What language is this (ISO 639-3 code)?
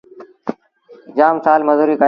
sbn